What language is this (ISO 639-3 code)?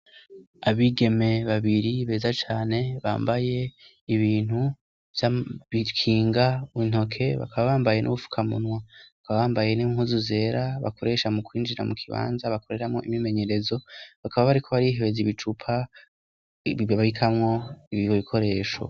run